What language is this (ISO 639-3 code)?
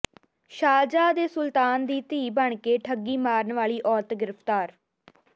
pan